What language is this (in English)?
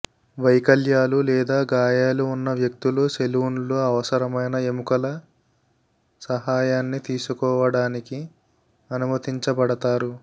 Telugu